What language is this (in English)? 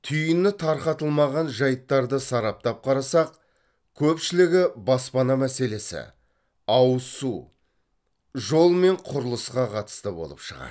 Kazakh